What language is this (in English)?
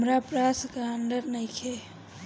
Bhojpuri